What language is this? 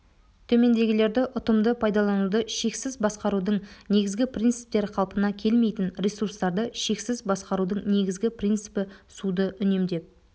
Kazakh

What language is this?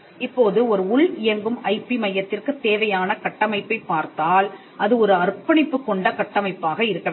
Tamil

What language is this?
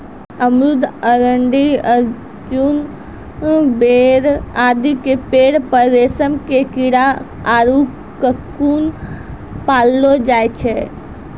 Maithili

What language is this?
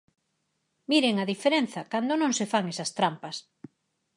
Galician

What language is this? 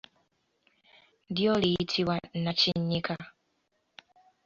Ganda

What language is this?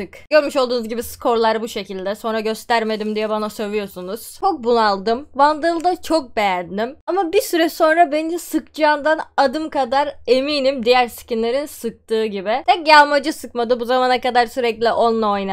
Turkish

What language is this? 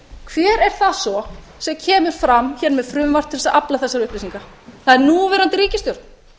Icelandic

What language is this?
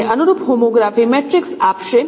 Gujarati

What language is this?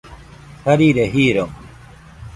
Nüpode Huitoto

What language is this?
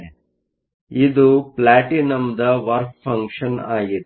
Kannada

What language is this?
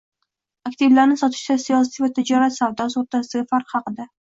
Uzbek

